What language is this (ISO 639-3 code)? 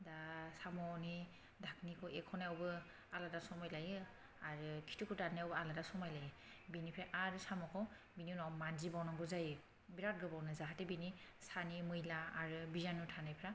brx